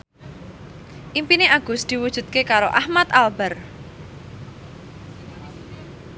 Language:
Javanese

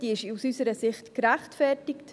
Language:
Swiss German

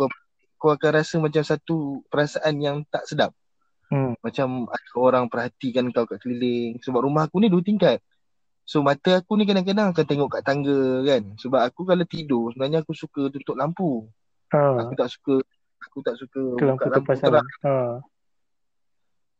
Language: Malay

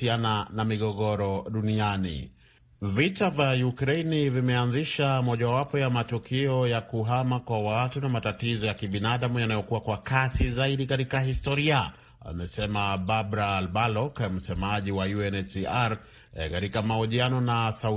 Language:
Swahili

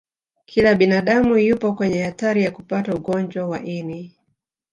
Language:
Swahili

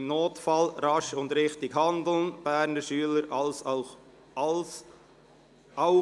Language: Swiss German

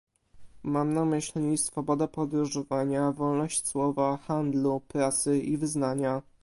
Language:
Polish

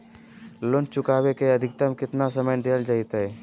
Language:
Magahi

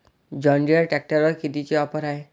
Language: Marathi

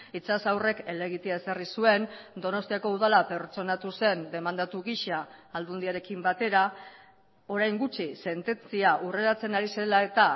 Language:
Basque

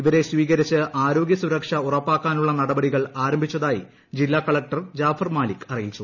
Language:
Malayalam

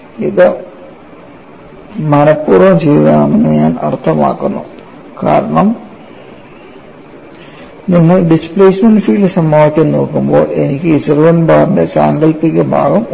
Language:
Malayalam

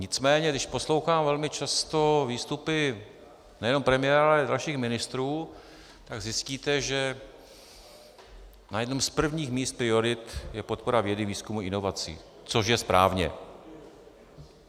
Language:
Czech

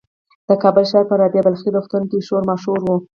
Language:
Pashto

